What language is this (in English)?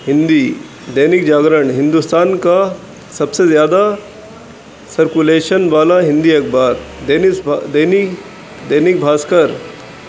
Urdu